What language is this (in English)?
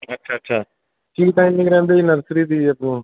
Punjabi